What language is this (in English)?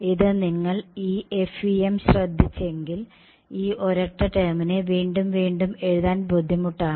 Malayalam